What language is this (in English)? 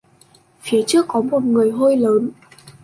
Vietnamese